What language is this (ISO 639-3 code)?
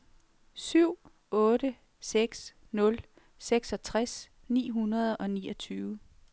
dan